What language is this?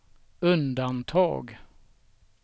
Swedish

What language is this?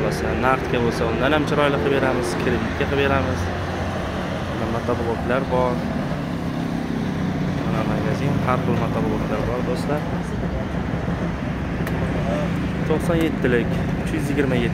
Turkish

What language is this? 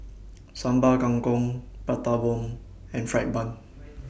English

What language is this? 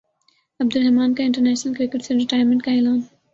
Urdu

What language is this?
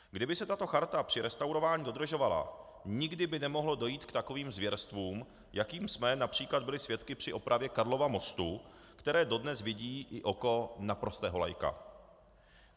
Czech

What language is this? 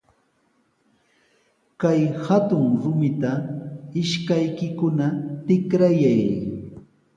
Sihuas Ancash Quechua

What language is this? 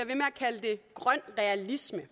Danish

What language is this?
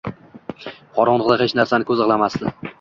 Uzbek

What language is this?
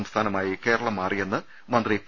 Malayalam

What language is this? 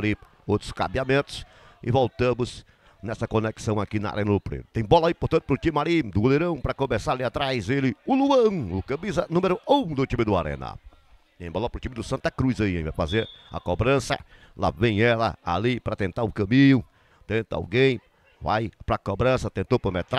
Portuguese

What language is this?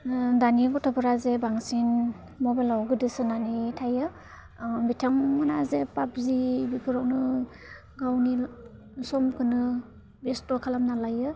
Bodo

